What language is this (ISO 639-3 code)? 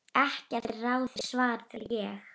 isl